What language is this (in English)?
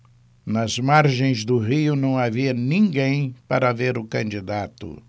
Portuguese